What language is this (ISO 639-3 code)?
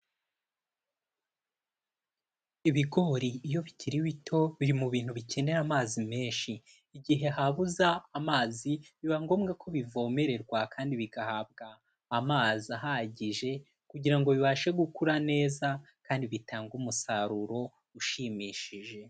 kin